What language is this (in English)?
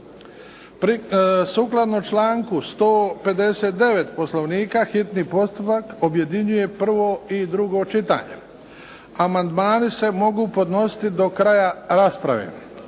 Croatian